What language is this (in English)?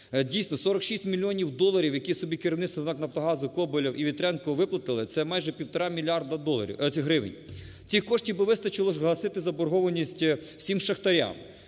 Ukrainian